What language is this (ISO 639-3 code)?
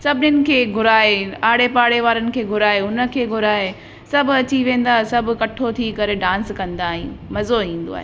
snd